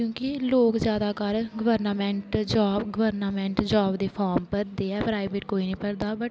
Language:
Dogri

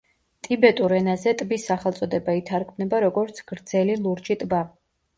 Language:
Georgian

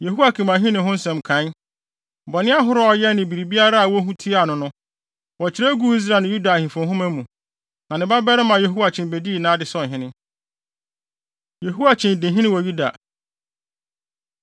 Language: Akan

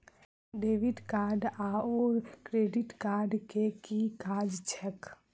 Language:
Maithili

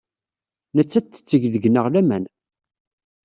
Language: Kabyle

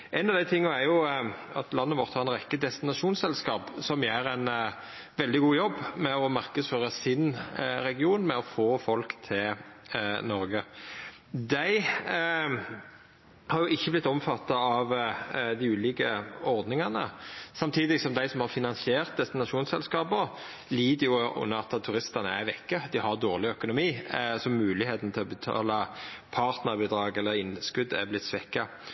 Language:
Norwegian Nynorsk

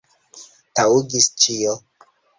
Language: Esperanto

